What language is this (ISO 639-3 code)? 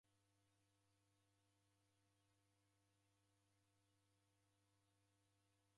dav